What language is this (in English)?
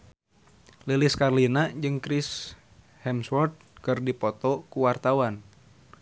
Sundanese